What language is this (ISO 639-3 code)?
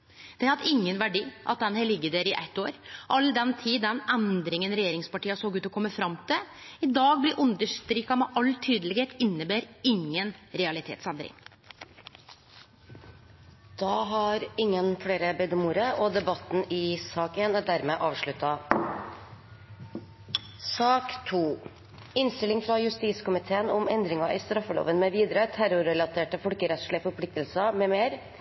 nor